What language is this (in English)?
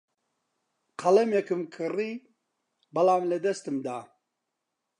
Central Kurdish